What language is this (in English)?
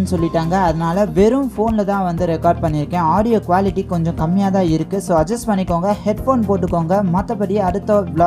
Romanian